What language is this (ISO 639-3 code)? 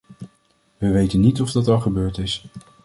nld